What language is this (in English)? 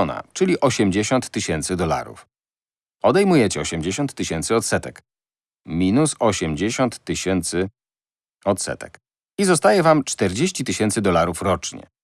Polish